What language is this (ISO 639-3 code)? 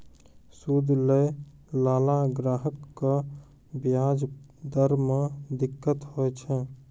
mai